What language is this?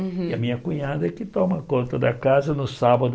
Portuguese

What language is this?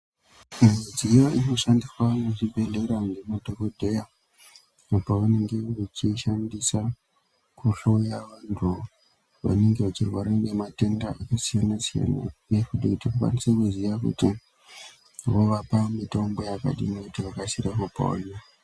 Ndau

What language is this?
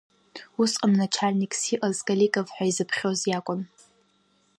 Abkhazian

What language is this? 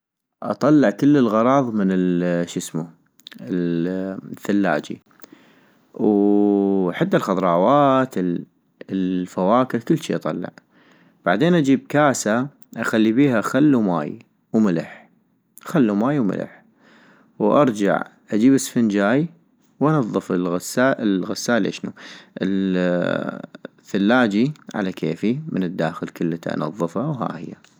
North Mesopotamian Arabic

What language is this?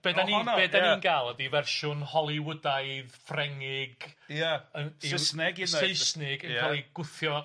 Welsh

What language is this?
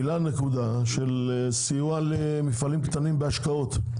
Hebrew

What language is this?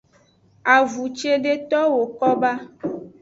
Aja (Benin)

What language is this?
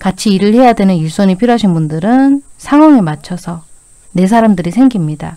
Korean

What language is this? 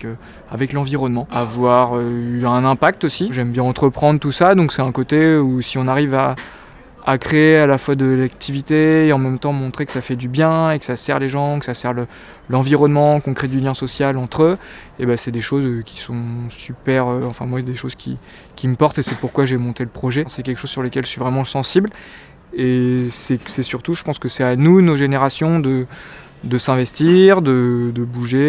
French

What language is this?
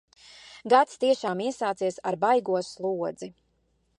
Latvian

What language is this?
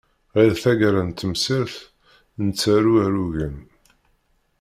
Kabyle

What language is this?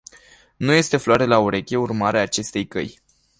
Romanian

